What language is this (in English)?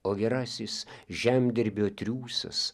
Lithuanian